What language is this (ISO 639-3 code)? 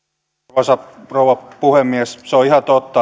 fin